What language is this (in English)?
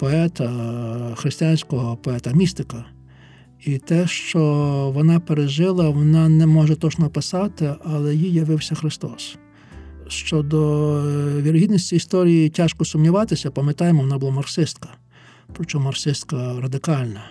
Ukrainian